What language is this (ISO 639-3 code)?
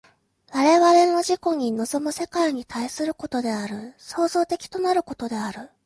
jpn